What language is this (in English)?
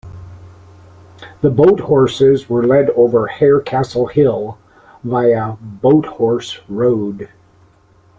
English